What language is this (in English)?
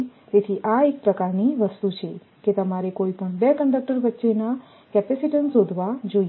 Gujarati